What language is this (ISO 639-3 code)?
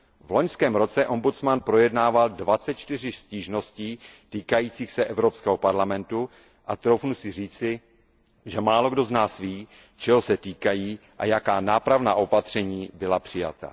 ces